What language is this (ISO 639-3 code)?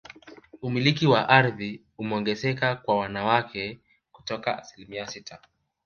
swa